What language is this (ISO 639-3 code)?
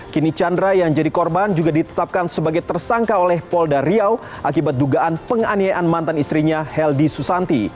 ind